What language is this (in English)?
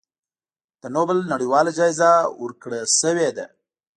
Pashto